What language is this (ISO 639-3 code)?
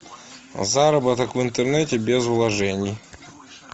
rus